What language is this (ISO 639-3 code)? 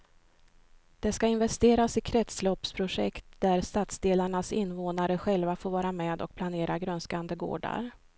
swe